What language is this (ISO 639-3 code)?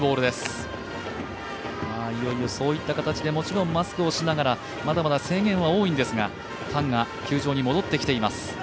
jpn